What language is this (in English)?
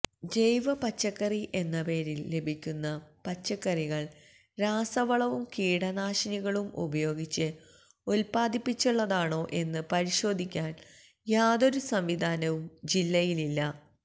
Malayalam